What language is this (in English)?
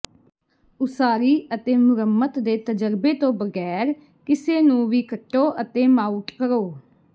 Punjabi